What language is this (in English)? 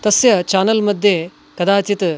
Sanskrit